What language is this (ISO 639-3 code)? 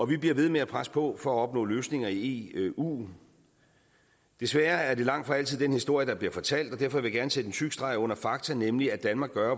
dan